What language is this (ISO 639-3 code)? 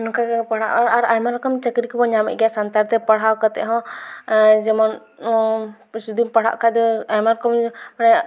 sat